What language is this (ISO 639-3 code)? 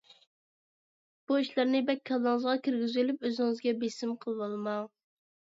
uig